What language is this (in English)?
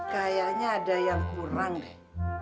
Indonesian